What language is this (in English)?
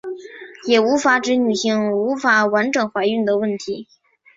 Chinese